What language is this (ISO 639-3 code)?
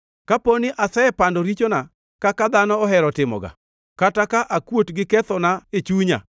luo